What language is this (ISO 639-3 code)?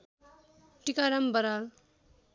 nep